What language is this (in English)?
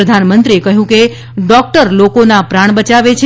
Gujarati